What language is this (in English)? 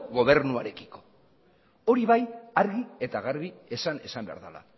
Basque